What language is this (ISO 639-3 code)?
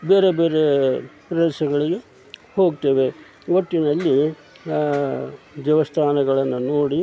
kan